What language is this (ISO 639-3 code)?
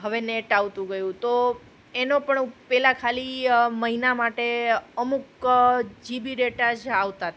guj